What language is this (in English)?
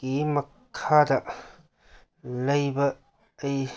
Manipuri